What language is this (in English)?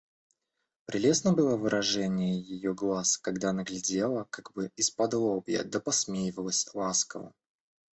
Russian